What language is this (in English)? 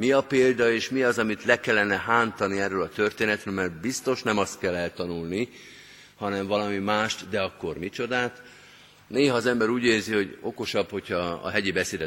Hungarian